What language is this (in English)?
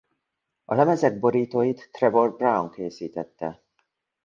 Hungarian